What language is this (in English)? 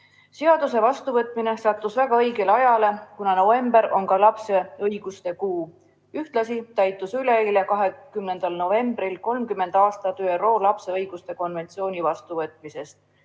Estonian